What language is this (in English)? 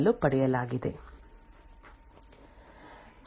Kannada